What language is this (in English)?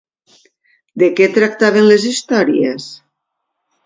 Catalan